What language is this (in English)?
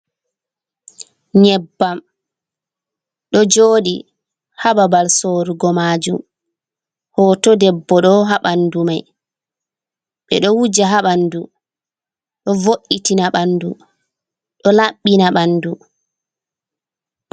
Fula